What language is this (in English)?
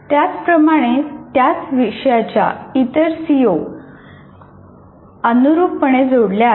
Marathi